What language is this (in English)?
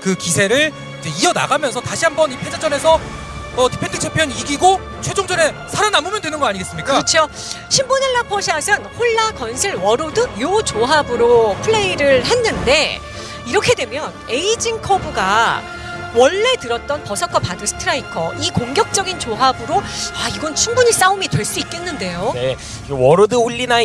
Korean